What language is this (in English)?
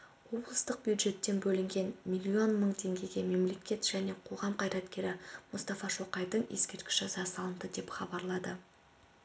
Kazakh